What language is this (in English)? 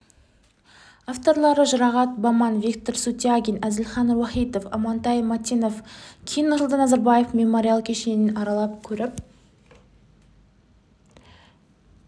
Kazakh